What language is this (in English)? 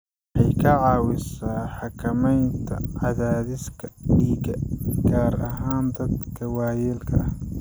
Somali